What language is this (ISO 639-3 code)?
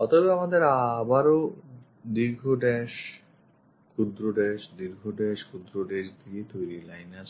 ben